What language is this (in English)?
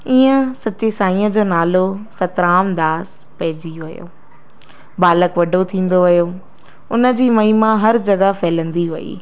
Sindhi